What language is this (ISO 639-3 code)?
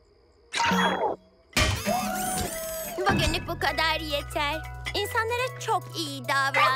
tur